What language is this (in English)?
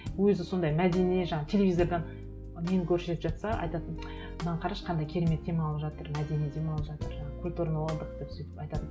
Kazakh